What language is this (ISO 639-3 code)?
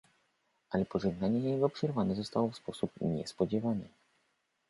pol